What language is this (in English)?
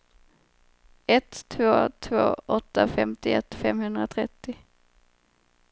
Swedish